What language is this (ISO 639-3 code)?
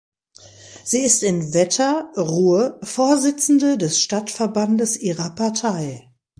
deu